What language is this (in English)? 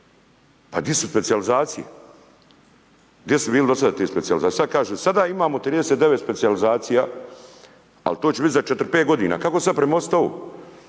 Croatian